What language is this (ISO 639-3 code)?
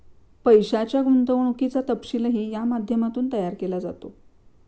mar